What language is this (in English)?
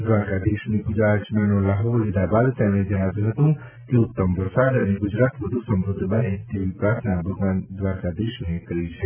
Gujarati